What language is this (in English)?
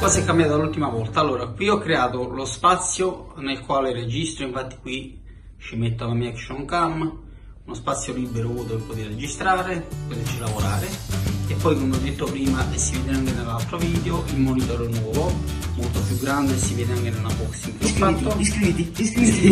Italian